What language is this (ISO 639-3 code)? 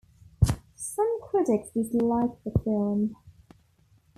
eng